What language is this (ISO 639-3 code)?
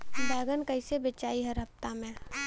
bho